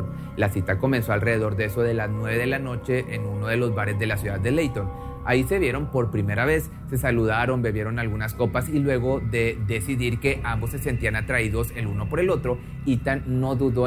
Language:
Spanish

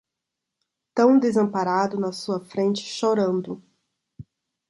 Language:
Portuguese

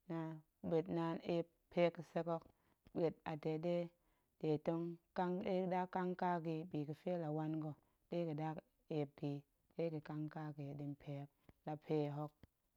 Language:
Goemai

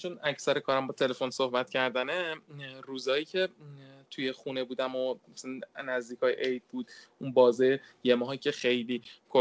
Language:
Persian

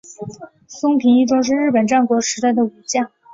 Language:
Chinese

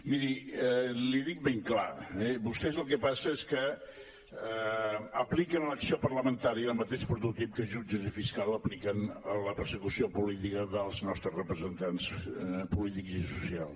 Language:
Catalan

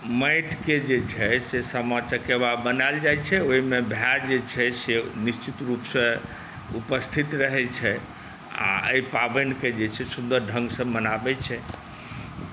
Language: Maithili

